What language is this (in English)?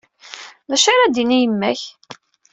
Kabyle